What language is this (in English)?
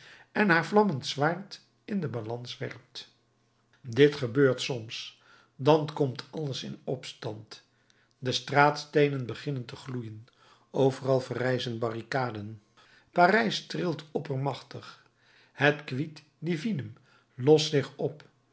Dutch